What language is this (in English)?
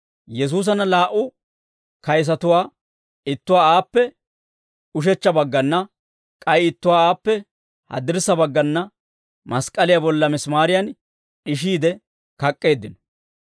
Dawro